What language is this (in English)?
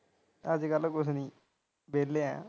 Punjabi